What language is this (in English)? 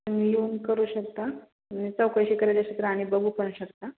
Marathi